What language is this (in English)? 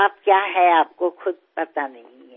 Hindi